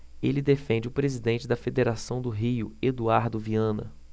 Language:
Portuguese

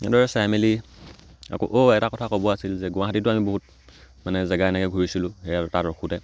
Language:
Assamese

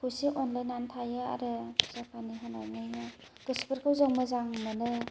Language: Bodo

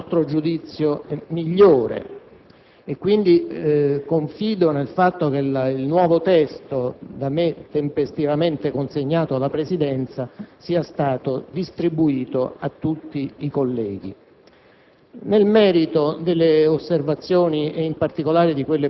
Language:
Italian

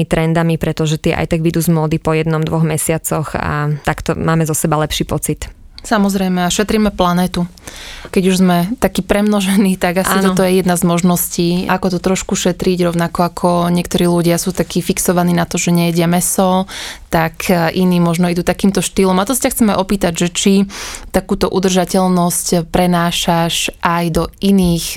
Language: Slovak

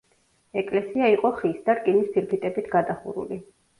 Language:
Georgian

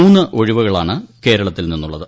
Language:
Malayalam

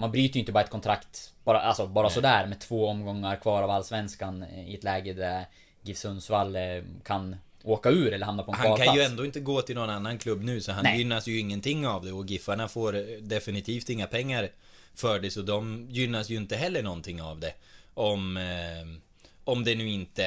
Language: Swedish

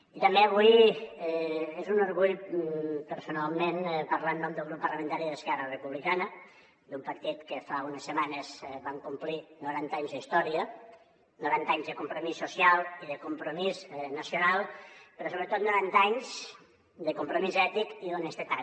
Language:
Catalan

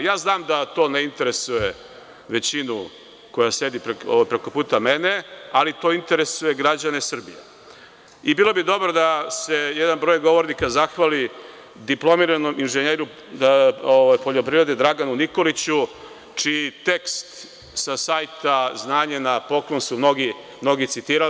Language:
Serbian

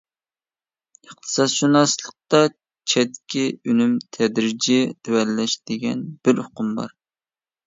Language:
Uyghur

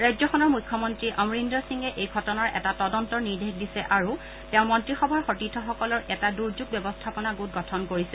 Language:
Assamese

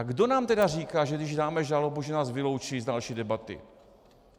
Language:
Czech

